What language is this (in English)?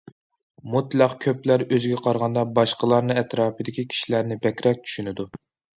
Uyghur